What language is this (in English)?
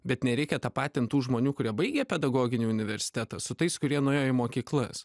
Lithuanian